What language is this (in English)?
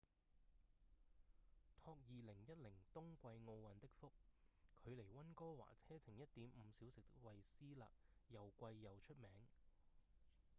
Cantonese